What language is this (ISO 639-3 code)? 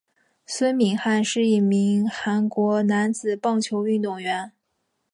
zho